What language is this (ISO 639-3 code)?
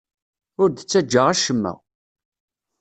kab